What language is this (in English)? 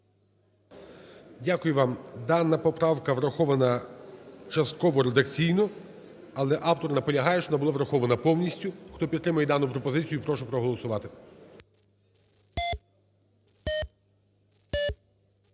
Ukrainian